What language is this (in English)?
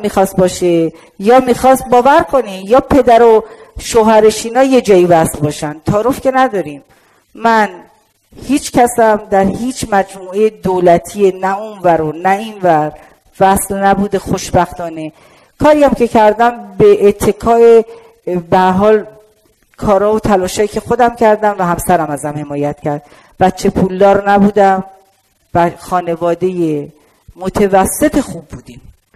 Persian